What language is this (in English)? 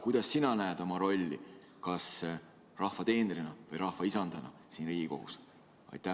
Estonian